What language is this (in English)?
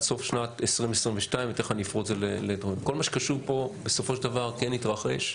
Hebrew